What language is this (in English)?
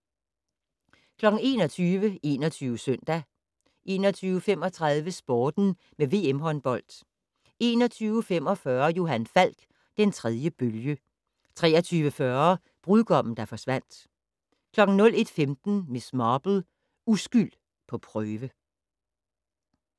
Danish